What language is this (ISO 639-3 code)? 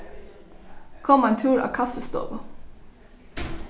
fao